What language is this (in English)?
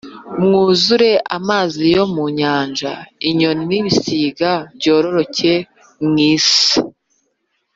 Kinyarwanda